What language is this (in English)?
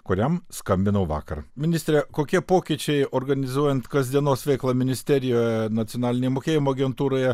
Lithuanian